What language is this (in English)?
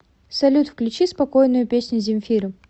Russian